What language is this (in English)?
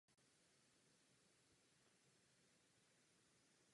Czech